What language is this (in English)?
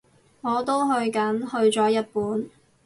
Cantonese